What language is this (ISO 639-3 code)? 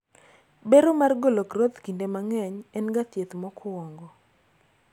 luo